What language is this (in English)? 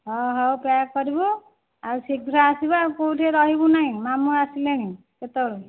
Odia